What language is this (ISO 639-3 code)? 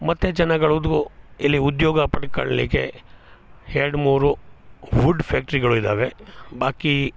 kan